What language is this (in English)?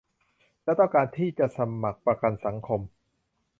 Thai